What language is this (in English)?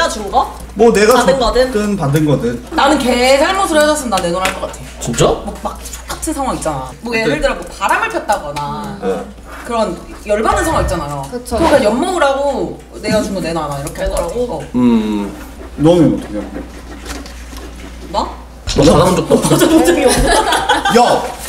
Korean